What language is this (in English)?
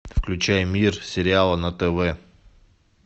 Russian